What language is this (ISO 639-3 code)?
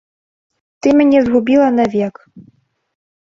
bel